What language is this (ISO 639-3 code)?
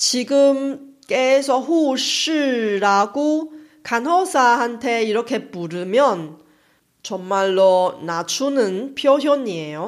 kor